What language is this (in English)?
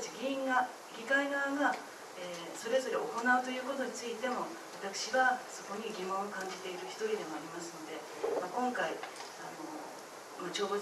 Japanese